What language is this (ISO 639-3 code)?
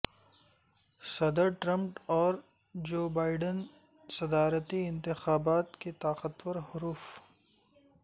urd